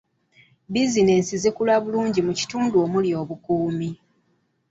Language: Ganda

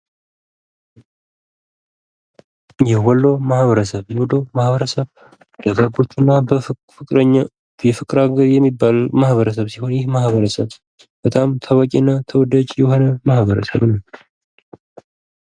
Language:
Amharic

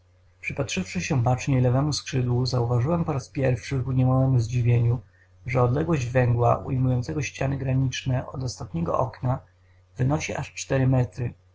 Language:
Polish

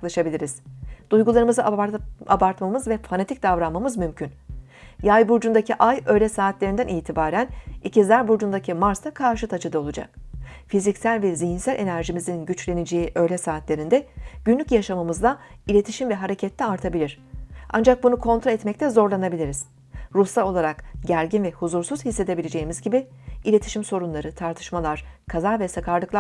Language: Turkish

